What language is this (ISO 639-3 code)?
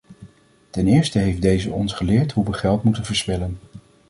nld